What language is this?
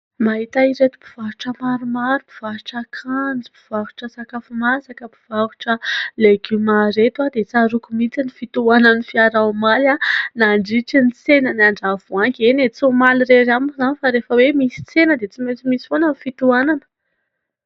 Malagasy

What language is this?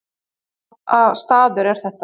Icelandic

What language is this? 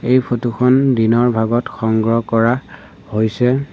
Assamese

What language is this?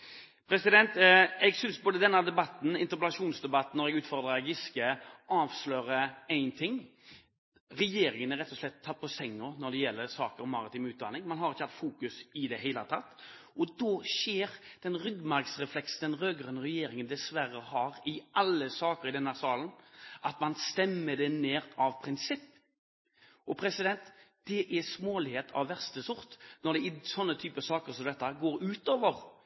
Norwegian Bokmål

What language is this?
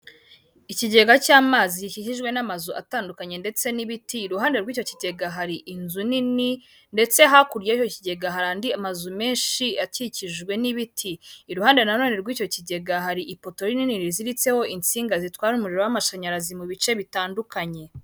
Kinyarwanda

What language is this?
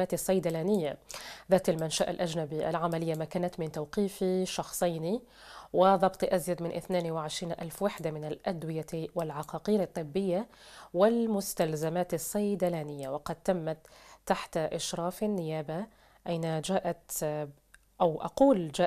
Arabic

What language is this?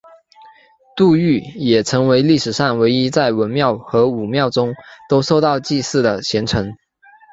Chinese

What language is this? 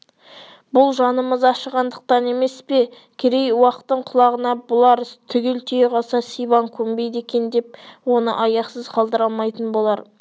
Kazakh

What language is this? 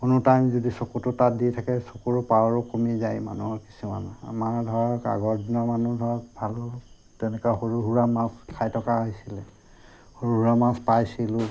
Assamese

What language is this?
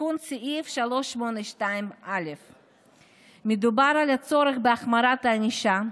Hebrew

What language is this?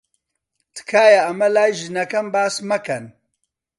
Central Kurdish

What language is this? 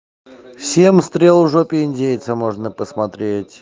Russian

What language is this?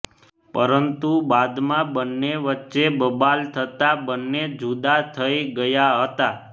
Gujarati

